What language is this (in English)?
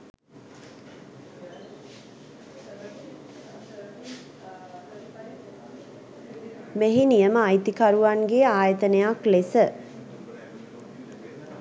Sinhala